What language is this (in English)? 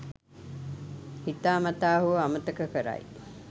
Sinhala